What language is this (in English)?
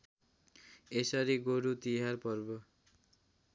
Nepali